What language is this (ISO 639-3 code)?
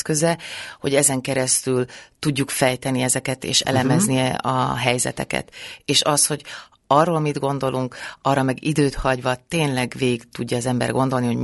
hun